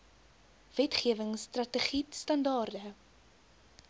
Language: Afrikaans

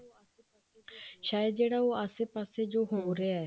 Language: Punjabi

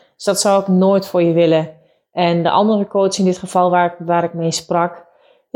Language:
Dutch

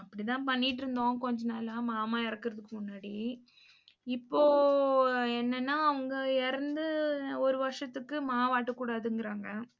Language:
Tamil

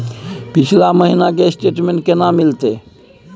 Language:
Maithili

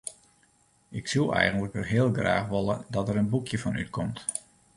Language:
Western Frisian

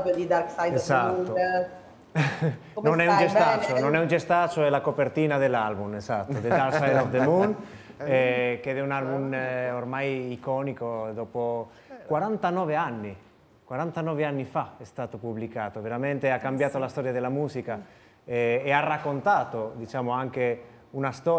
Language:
Italian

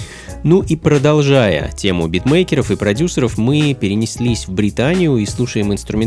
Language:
Russian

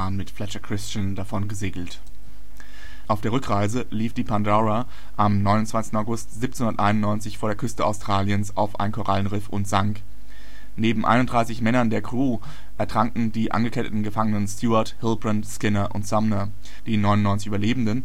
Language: German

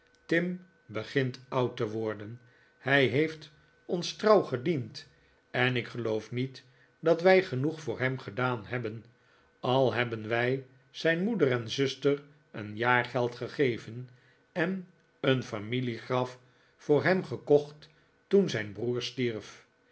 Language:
Dutch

